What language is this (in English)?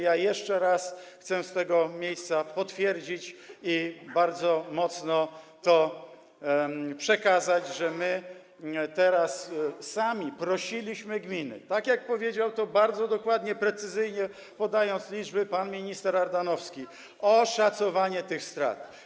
Polish